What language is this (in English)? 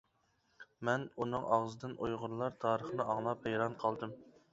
Uyghur